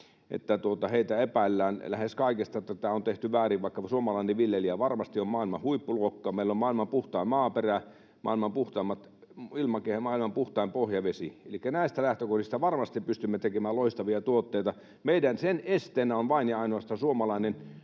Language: Finnish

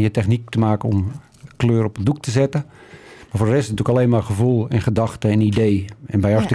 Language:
Dutch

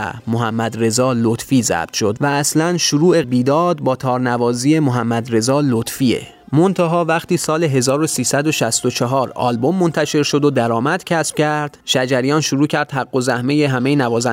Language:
Persian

